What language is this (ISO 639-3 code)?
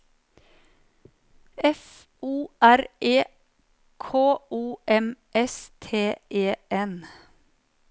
nor